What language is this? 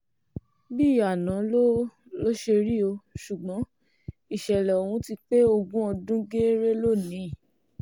Yoruba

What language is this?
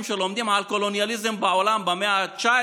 Hebrew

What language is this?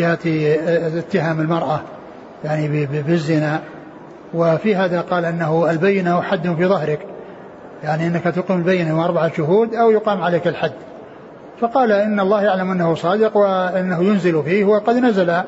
Arabic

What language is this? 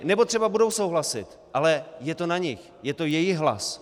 Czech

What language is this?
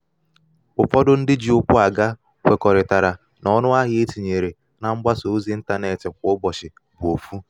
Igbo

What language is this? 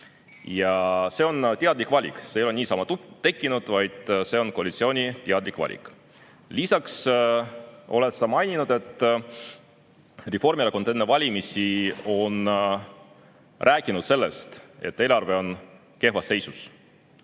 Estonian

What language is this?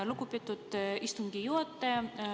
Estonian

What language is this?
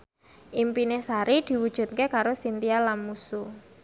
Javanese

